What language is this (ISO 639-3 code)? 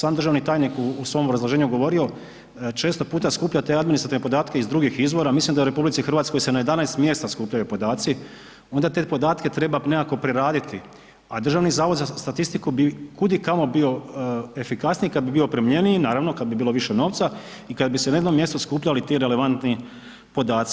hrv